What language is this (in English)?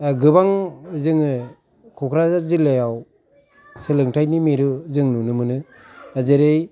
Bodo